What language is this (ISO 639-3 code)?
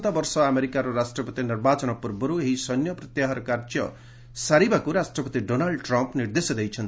ori